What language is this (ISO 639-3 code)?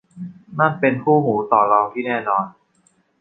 tha